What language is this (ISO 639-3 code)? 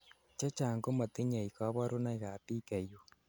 kln